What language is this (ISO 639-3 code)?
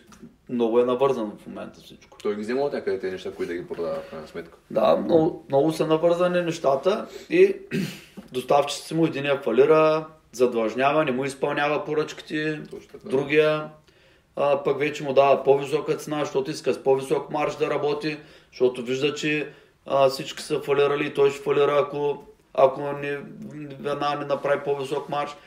bul